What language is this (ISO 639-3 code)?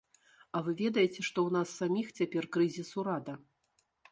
bel